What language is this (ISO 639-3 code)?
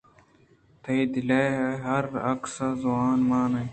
bgp